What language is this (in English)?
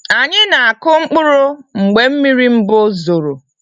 Igbo